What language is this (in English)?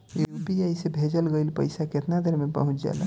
Bhojpuri